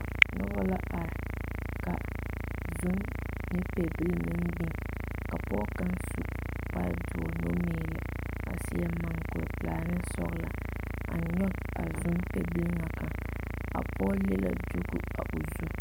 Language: Southern Dagaare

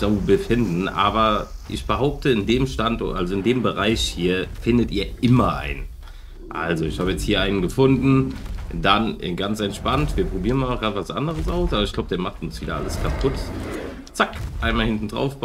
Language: German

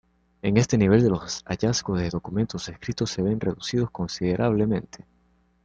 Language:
Spanish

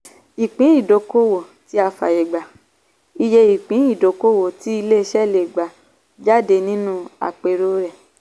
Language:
Yoruba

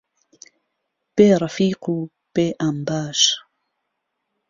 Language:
Central Kurdish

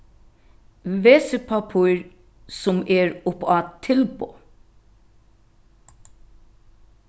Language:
Faroese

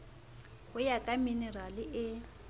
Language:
Southern Sotho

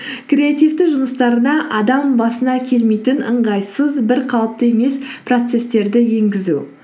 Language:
Kazakh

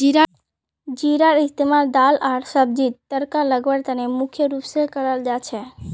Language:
Magahi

